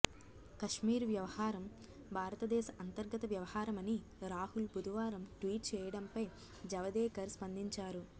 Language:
Telugu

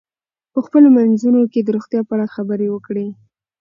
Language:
Pashto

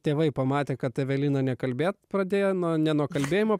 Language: Lithuanian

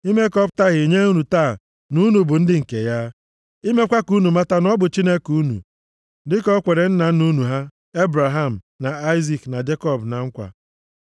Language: Igbo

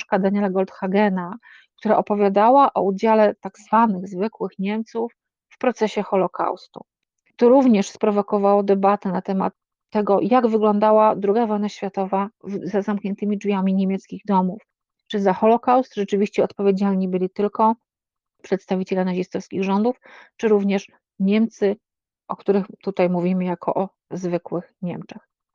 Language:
Polish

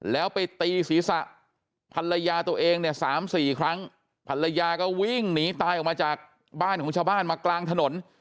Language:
Thai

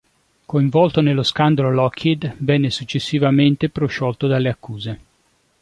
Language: Italian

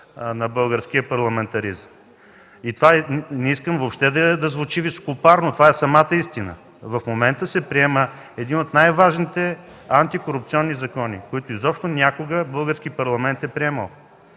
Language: Bulgarian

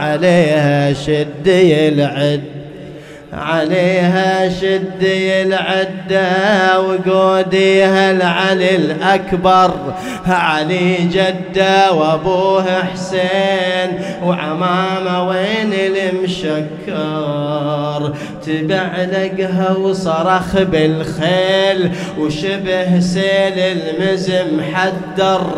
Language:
Arabic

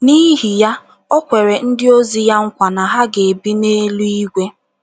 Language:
Igbo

